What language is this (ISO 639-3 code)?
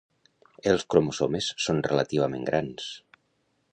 cat